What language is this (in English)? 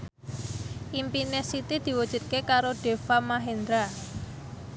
Javanese